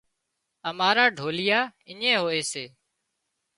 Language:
Wadiyara Koli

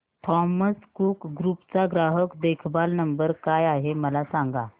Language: Marathi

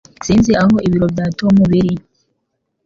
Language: Kinyarwanda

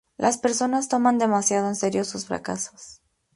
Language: Spanish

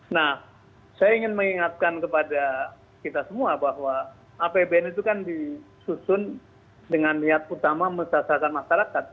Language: Indonesian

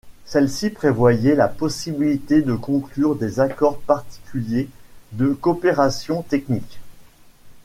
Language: French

